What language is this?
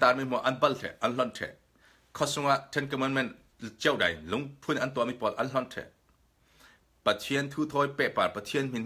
Indonesian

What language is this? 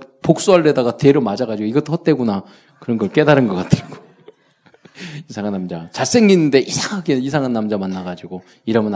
Korean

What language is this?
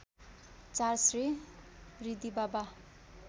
Nepali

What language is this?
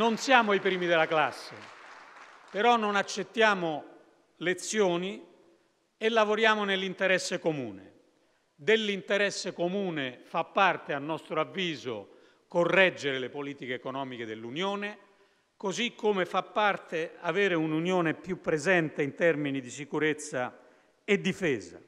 Italian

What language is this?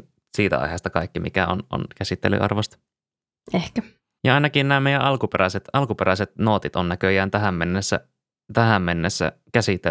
Finnish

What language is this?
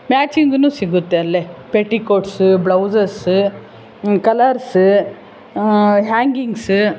Kannada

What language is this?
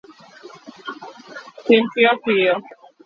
Luo (Kenya and Tanzania)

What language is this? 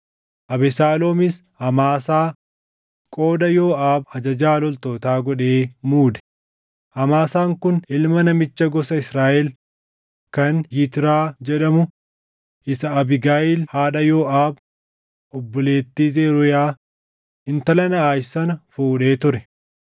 Oromo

